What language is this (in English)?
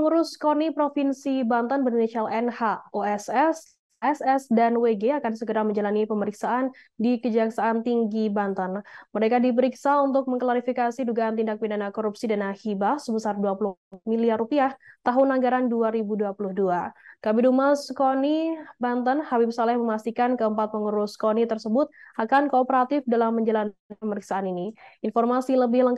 Indonesian